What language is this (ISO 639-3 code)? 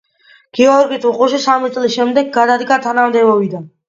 kat